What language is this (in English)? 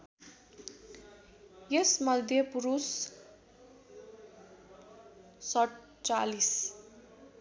Nepali